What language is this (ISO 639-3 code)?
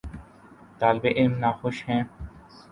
urd